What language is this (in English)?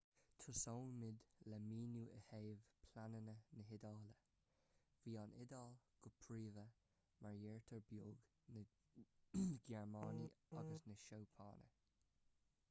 Irish